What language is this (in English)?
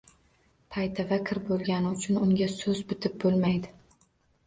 Uzbek